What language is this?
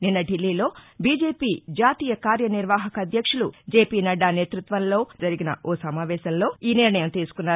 Telugu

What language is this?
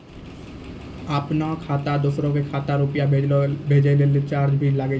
Maithili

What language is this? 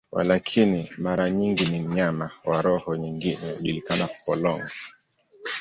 Swahili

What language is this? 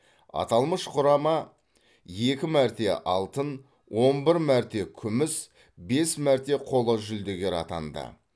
Kazakh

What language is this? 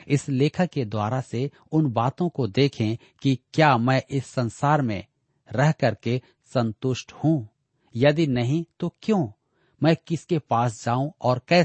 Hindi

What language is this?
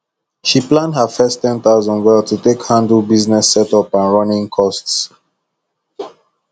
Nigerian Pidgin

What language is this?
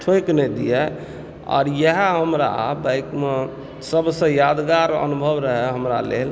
Maithili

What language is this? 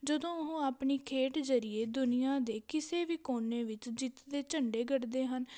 Punjabi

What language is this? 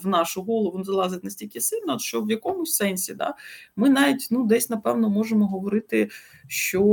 Ukrainian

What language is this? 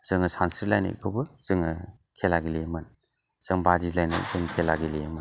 Bodo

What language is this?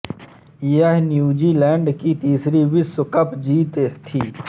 Hindi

